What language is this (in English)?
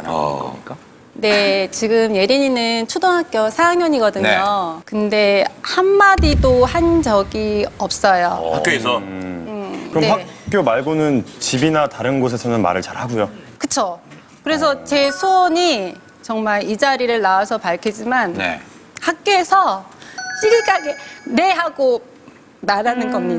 Korean